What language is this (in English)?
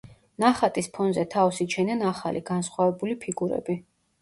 Georgian